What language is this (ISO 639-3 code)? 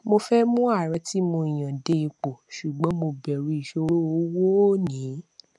yor